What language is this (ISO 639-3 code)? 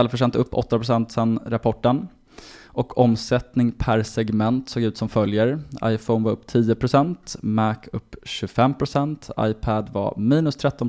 swe